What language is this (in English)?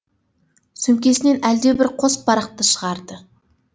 Kazakh